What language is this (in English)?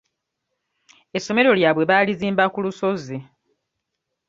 Ganda